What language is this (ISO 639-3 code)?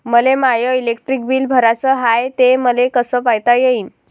mar